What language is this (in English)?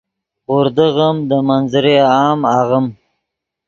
Yidgha